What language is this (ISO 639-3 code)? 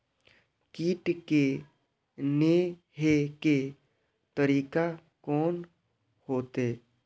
mai